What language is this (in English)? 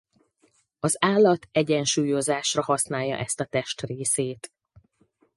Hungarian